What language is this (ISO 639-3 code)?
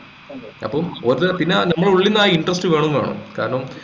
mal